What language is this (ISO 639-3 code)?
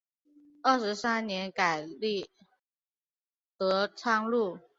zho